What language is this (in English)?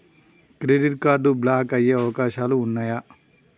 Telugu